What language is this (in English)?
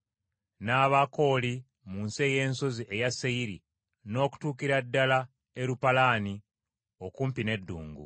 Ganda